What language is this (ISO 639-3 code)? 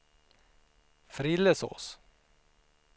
swe